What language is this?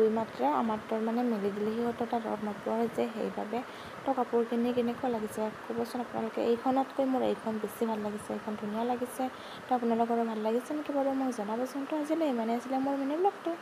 Arabic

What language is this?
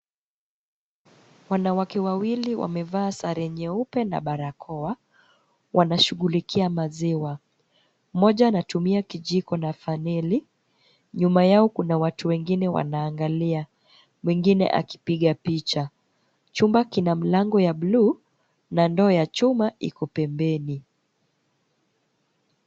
Swahili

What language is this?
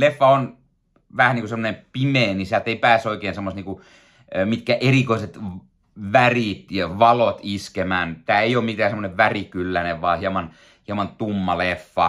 Finnish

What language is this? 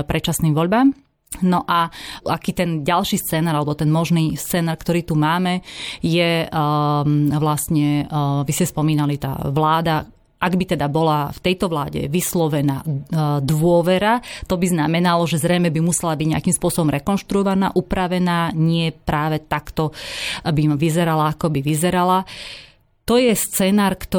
Slovak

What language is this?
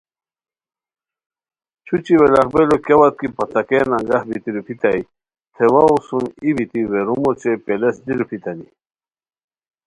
Khowar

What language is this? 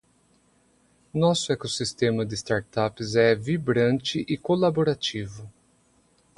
Portuguese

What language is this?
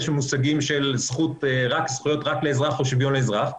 Hebrew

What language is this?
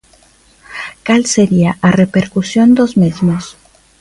Galician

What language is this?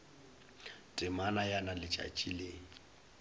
Northern Sotho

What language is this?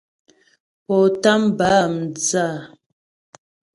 Ghomala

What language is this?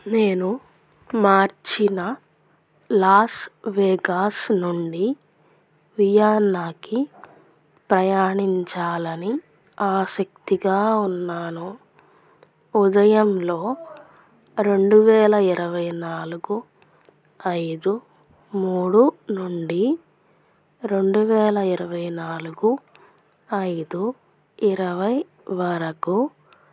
Telugu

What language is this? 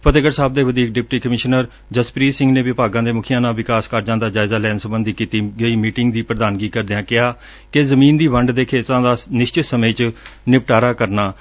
Punjabi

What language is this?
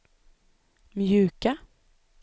Swedish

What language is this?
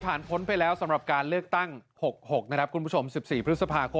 Thai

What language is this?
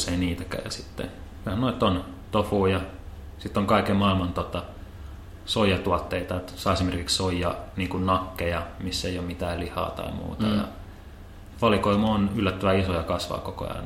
Finnish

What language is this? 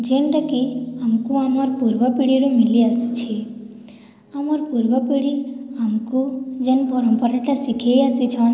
Odia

